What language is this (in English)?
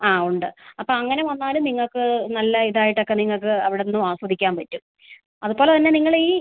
Malayalam